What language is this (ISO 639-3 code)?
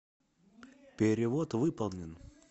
rus